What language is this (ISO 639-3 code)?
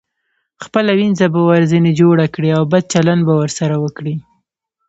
pus